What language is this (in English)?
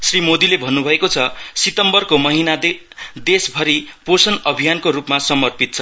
Nepali